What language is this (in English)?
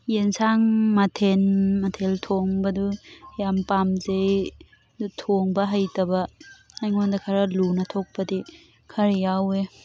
Manipuri